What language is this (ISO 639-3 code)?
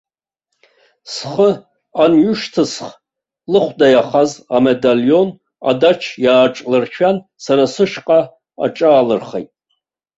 abk